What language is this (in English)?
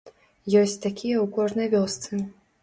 Belarusian